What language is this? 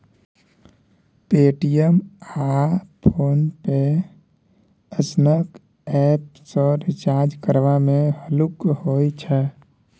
Maithili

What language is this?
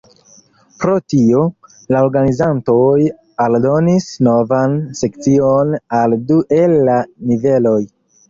Esperanto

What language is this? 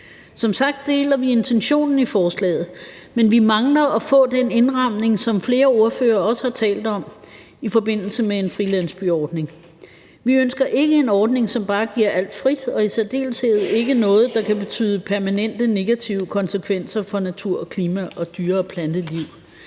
Danish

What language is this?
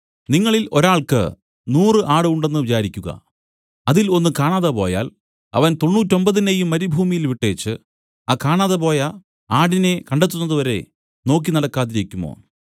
Malayalam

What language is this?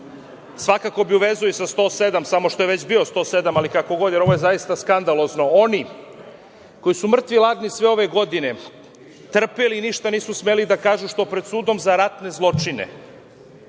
Serbian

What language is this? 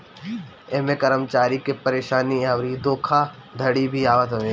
Bhojpuri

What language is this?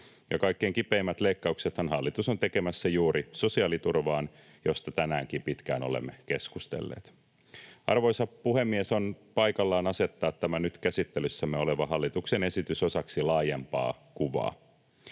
Finnish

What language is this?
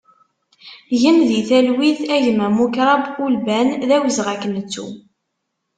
Kabyle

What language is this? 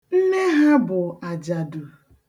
Igbo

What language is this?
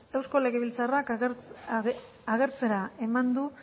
Basque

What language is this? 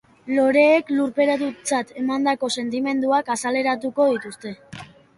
Basque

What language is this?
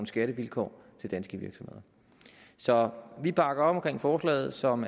Danish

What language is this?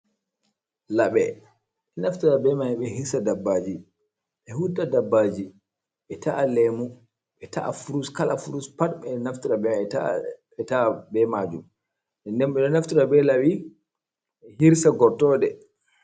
Fula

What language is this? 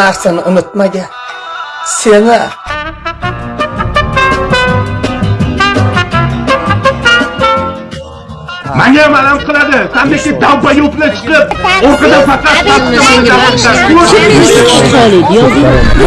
Uzbek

